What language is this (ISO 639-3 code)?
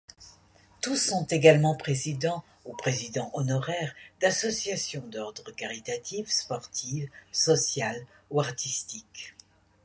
fra